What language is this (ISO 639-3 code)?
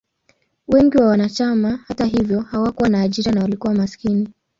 swa